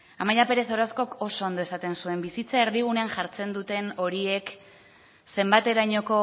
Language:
Basque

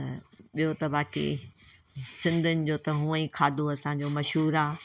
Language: Sindhi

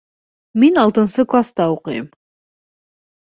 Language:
Bashkir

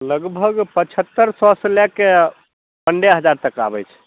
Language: Maithili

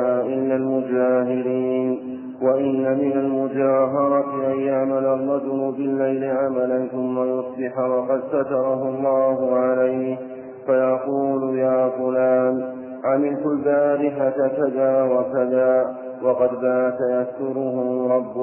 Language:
Arabic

